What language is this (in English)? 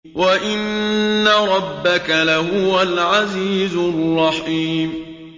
Arabic